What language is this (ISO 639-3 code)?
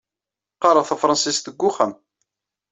kab